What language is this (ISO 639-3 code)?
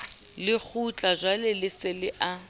sot